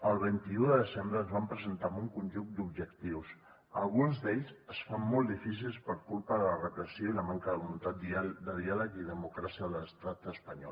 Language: Catalan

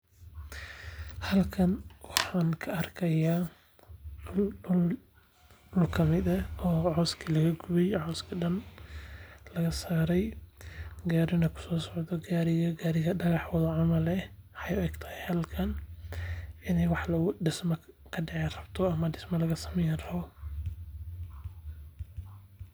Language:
Somali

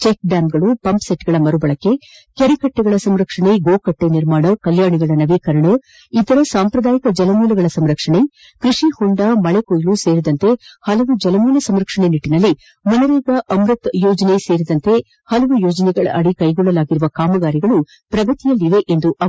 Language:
Kannada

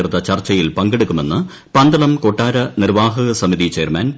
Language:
Malayalam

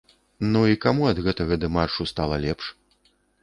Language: Belarusian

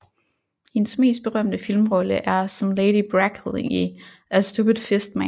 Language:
Danish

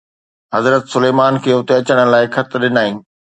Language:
Sindhi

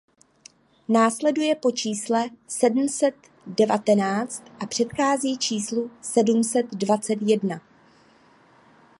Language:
Czech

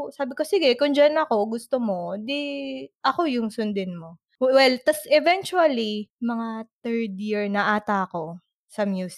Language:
Filipino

